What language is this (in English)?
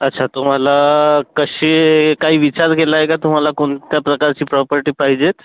Marathi